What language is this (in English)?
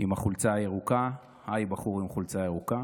Hebrew